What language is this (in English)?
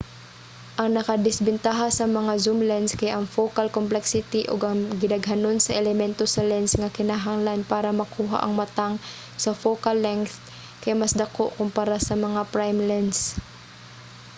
Cebuano